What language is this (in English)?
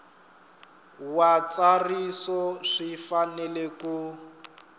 Tsonga